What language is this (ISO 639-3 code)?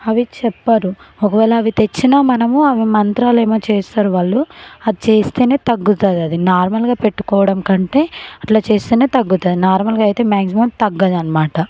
tel